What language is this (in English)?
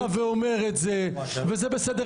Hebrew